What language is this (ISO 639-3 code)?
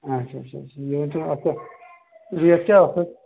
kas